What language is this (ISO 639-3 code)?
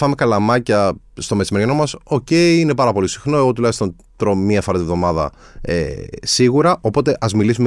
ell